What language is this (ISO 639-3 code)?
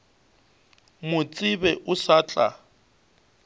nso